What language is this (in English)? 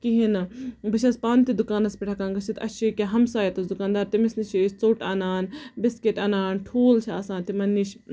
Kashmiri